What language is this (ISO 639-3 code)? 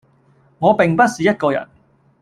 yue